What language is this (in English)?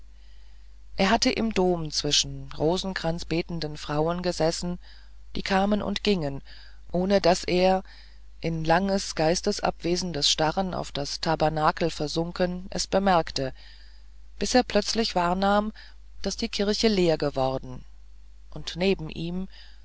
German